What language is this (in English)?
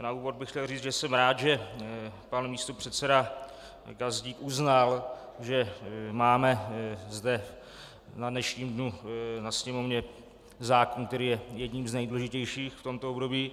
Czech